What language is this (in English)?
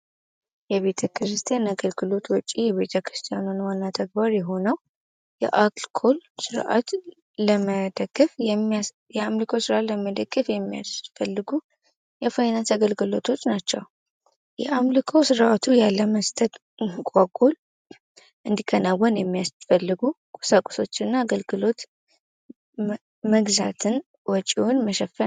Amharic